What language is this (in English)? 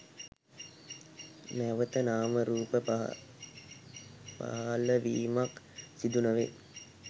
Sinhala